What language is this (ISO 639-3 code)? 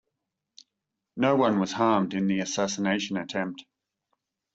eng